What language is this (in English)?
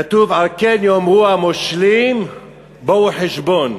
Hebrew